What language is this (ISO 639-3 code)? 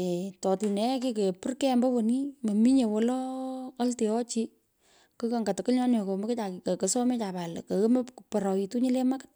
pko